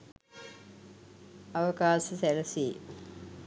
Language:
Sinhala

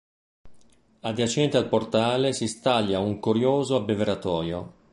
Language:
Italian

